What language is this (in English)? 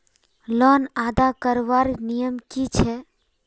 Magahi